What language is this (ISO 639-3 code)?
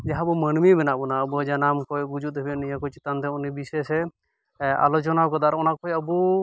sat